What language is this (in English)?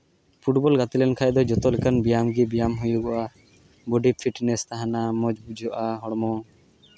Santali